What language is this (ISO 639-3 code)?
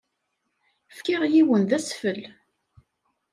kab